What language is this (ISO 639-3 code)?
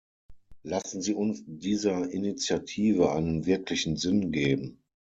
deu